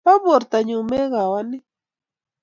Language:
Kalenjin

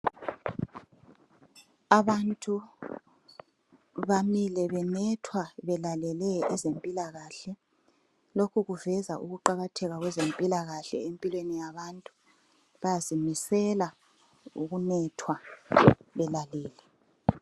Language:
North Ndebele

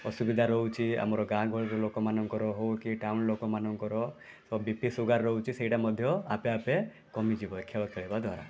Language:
Odia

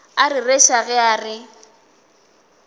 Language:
Northern Sotho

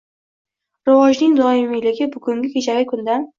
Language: Uzbek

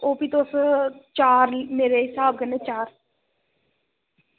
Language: Dogri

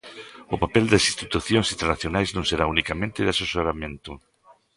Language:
Galician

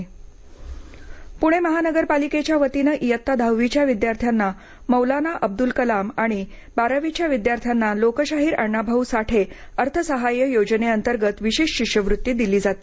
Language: Marathi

